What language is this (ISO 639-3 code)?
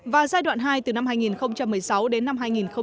vie